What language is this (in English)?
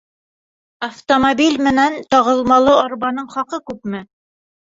Bashkir